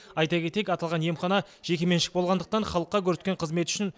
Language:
Kazakh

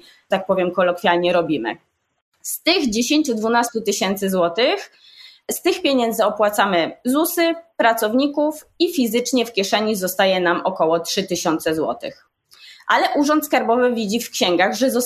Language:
Polish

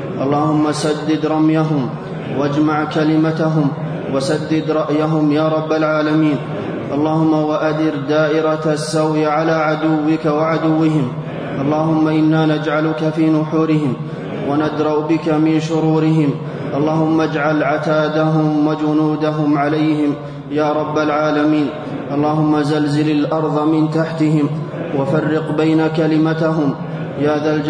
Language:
Arabic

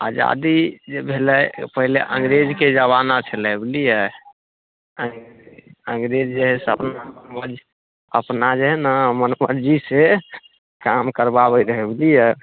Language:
Maithili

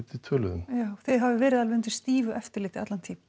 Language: Icelandic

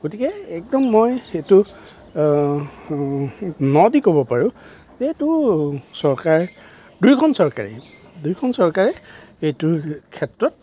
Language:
Assamese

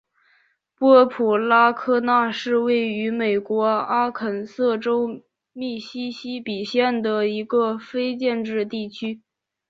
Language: Chinese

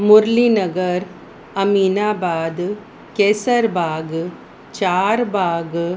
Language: Sindhi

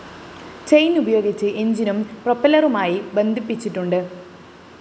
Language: Malayalam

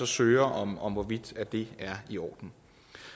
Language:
Danish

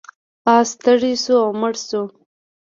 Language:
Pashto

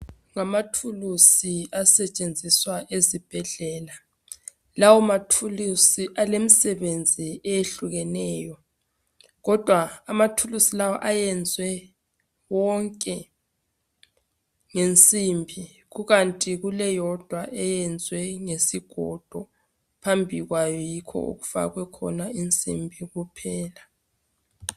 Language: North Ndebele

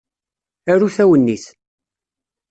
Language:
Kabyle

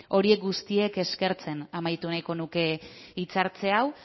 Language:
Basque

